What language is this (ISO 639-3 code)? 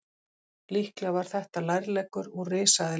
isl